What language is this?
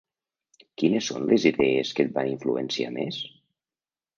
Catalan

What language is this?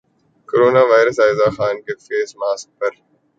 Urdu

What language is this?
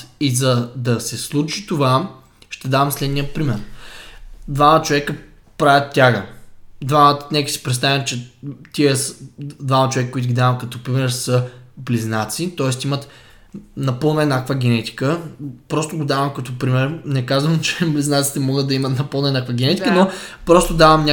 Bulgarian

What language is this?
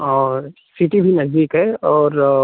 Hindi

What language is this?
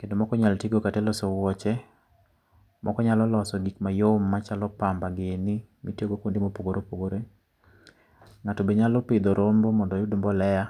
Luo (Kenya and Tanzania)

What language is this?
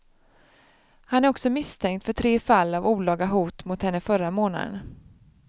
Swedish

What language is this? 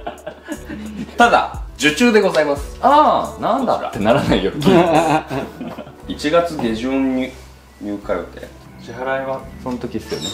Japanese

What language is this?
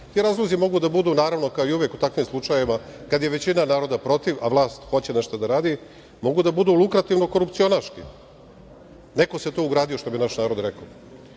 Serbian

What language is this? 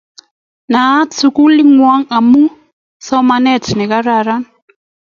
Kalenjin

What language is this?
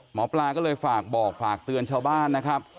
Thai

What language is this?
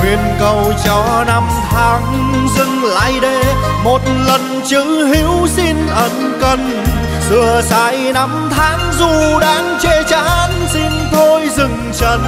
Vietnamese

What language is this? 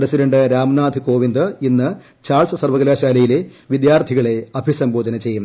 Malayalam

